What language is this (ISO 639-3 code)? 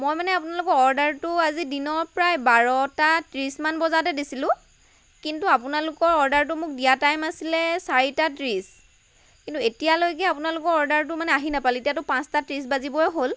asm